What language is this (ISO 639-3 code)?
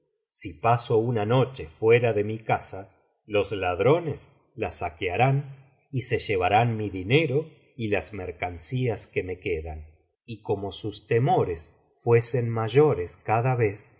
spa